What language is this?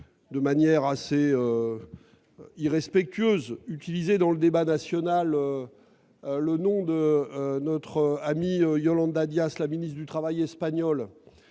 French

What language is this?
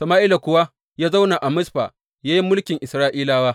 Hausa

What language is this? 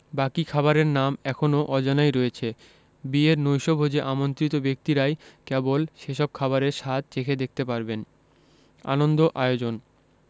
Bangla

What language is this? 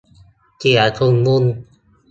Thai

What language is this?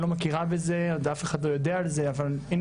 Hebrew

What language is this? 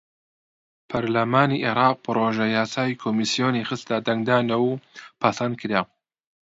Central Kurdish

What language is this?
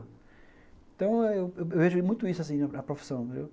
Portuguese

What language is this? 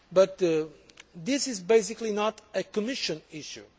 English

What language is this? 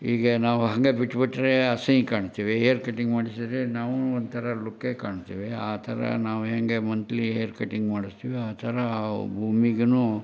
Kannada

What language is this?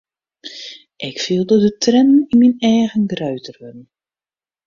Western Frisian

